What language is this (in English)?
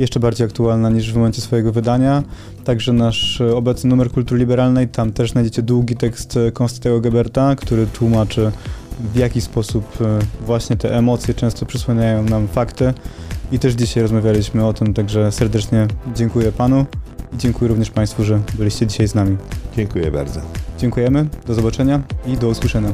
Polish